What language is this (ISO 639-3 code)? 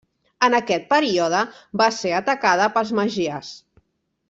cat